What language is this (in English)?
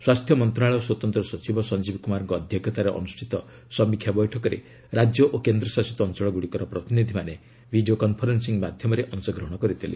Odia